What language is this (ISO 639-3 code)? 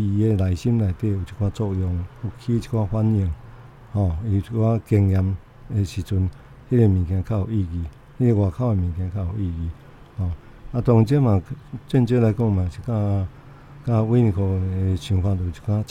zho